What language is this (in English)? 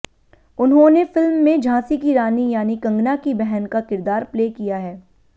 Hindi